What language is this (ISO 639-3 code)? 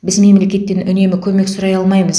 kaz